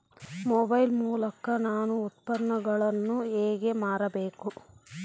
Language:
Kannada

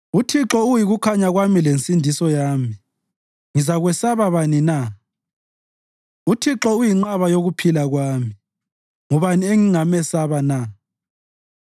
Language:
North Ndebele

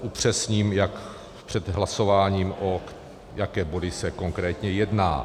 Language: Czech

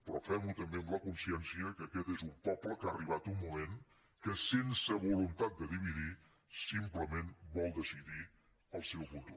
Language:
Catalan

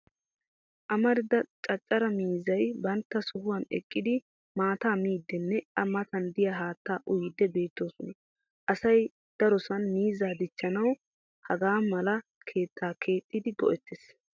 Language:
Wolaytta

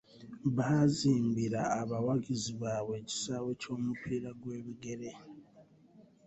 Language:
Ganda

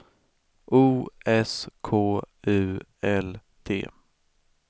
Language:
Swedish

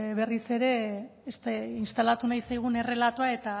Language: Basque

